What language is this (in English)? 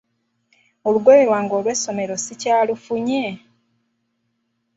Ganda